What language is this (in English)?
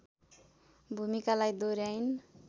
Nepali